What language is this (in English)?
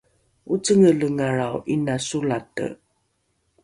Rukai